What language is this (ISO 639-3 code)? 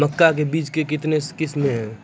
mai